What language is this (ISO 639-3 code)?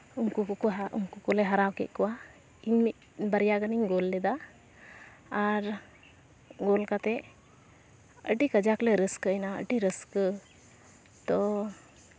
sat